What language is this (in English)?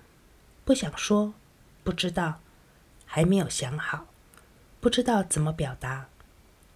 Chinese